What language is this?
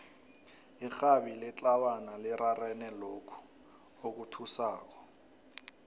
South Ndebele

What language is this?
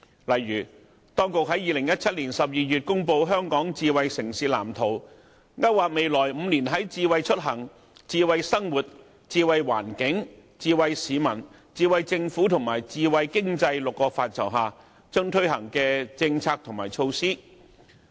Cantonese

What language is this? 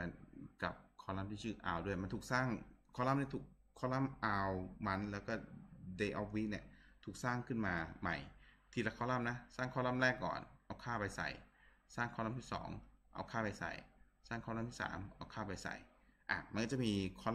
Thai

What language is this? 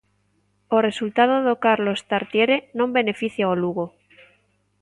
Galician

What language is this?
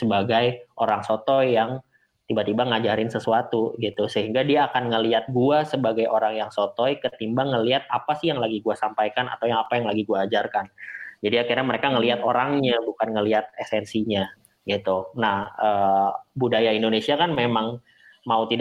Indonesian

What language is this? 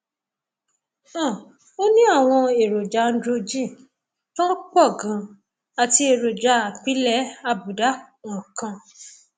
Yoruba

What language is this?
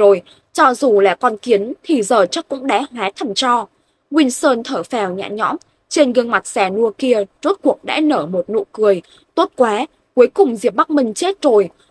Vietnamese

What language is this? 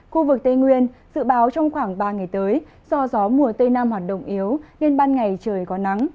Vietnamese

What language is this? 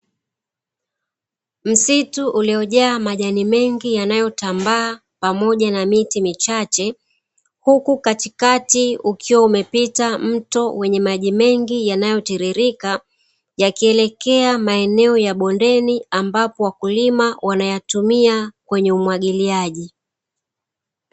Swahili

